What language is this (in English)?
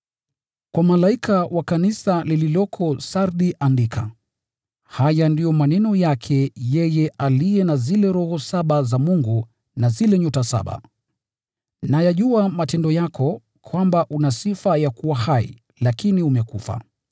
Swahili